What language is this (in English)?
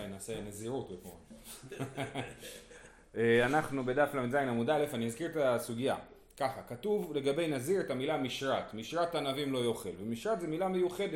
Hebrew